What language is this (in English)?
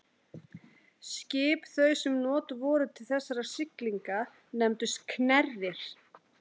Icelandic